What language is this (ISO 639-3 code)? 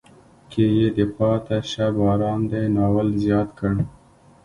pus